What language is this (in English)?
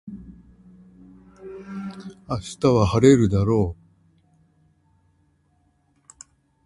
Japanese